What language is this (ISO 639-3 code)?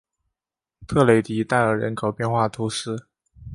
zho